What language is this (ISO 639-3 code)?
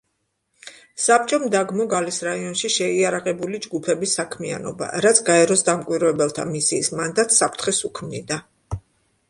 kat